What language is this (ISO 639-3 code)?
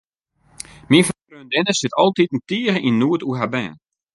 fry